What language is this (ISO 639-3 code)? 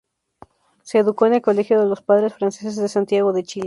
spa